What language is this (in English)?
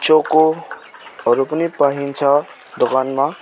Nepali